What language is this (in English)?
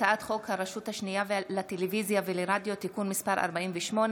Hebrew